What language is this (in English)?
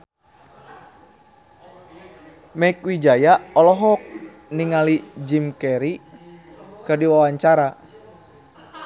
Sundanese